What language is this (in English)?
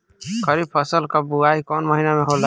Bhojpuri